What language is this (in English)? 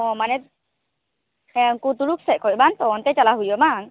Santali